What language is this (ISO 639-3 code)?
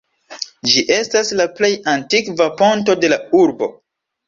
epo